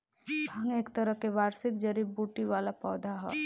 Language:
Bhojpuri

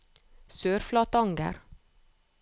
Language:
Norwegian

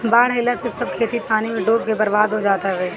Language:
Bhojpuri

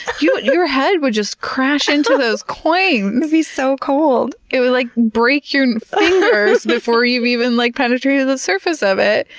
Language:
English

